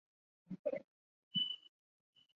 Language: Chinese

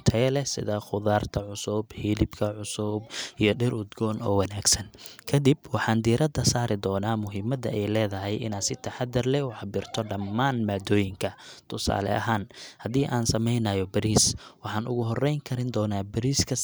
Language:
Somali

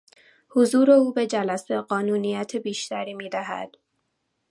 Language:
Persian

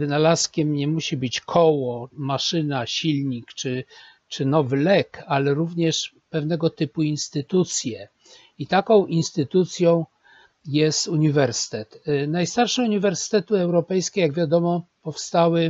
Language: Polish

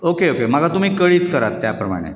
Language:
Konkani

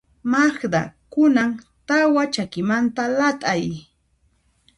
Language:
Puno Quechua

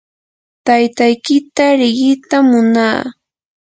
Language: Yanahuanca Pasco Quechua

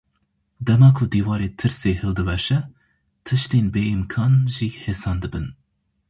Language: Kurdish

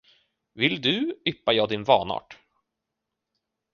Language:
Swedish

